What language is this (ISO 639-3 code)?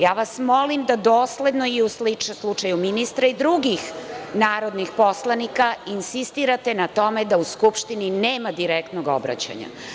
srp